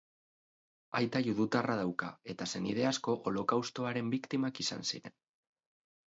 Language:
Basque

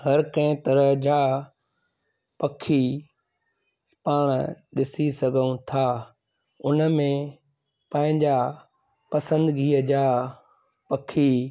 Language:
Sindhi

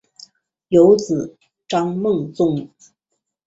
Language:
Chinese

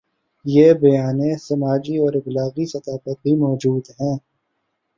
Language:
Urdu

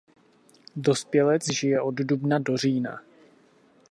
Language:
Czech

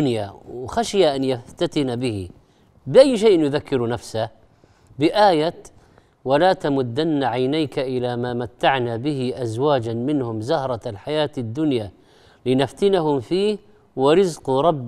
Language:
Arabic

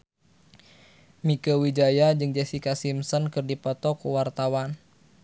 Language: Sundanese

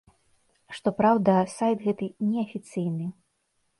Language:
Belarusian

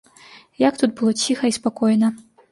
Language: Belarusian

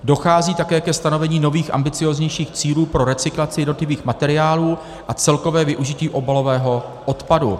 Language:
Czech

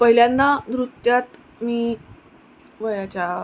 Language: Marathi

